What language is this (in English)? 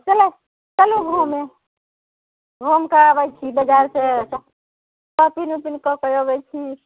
Maithili